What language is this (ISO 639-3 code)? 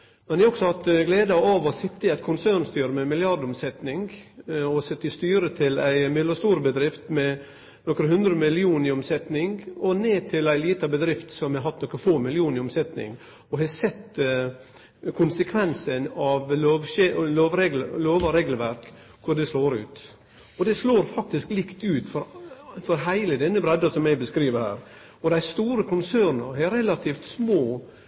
nno